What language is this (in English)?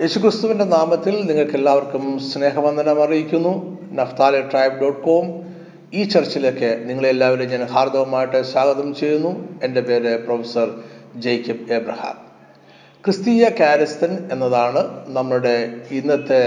Malayalam